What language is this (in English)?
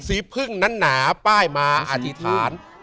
Thai